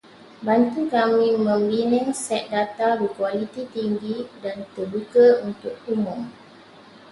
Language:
Malay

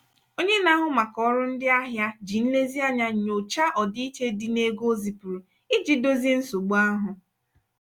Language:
Igbo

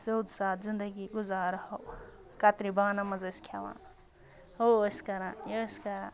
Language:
Kashmiri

